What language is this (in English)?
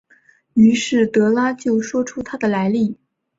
Chinese